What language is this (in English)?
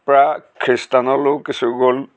Assamese